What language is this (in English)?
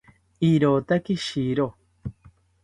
South Ucayali Ashéninka